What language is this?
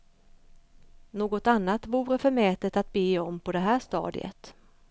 Swedish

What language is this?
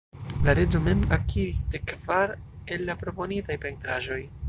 Esperanto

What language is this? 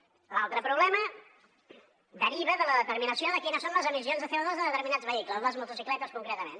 Catalan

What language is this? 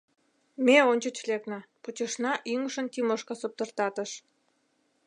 Mari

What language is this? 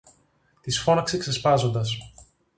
Greek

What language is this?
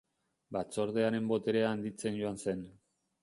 Basque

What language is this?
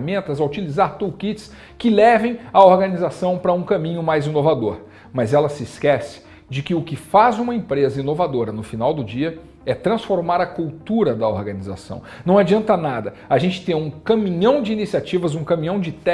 Portuguese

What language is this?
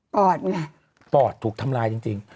Thai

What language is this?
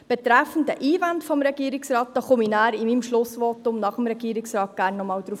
Swiss German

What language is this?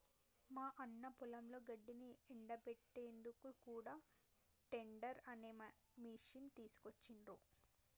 Telugu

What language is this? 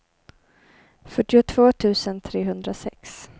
Swedish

